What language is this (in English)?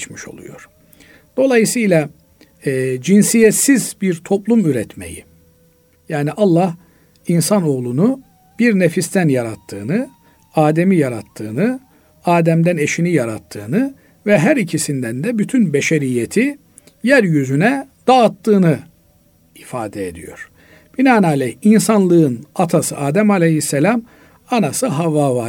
Turkish